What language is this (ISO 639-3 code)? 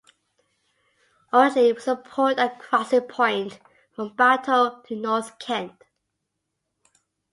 eng